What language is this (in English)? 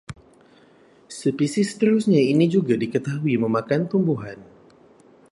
Malay